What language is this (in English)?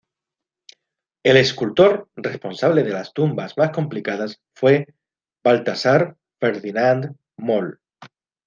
Spanish